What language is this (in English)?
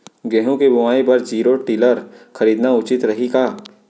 Chhattisgarhi